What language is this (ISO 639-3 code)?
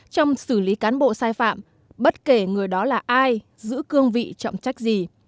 vie